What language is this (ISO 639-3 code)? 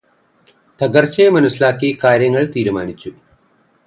mal